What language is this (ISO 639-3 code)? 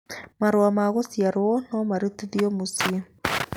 kik